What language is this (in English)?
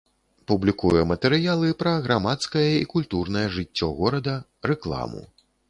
Belarusian